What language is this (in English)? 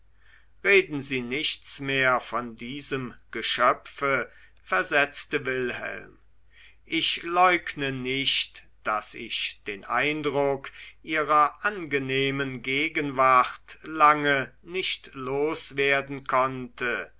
German